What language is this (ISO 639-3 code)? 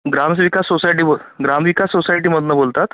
mar